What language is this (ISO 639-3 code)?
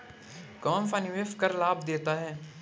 hin